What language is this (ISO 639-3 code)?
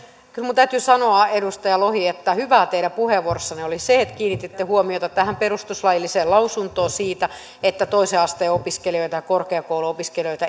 fin